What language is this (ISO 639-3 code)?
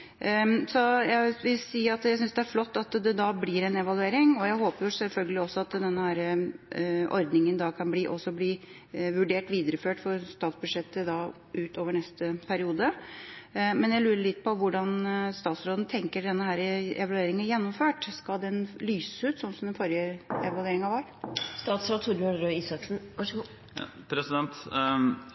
nob